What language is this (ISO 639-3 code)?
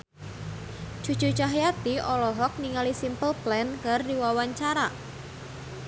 sun